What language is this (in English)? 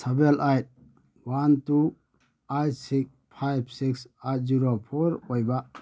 Manipuri